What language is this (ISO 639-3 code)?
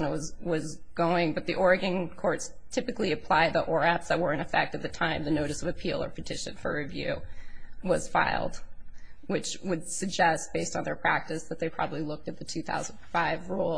eng